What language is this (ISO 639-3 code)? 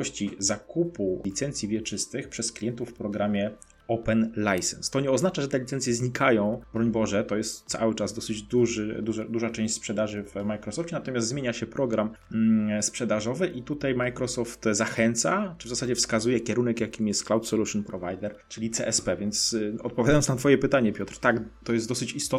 pol